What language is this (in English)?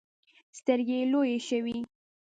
Pashto